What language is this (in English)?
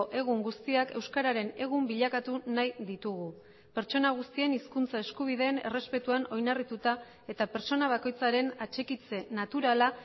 Basque